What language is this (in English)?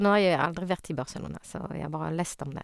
Norwegian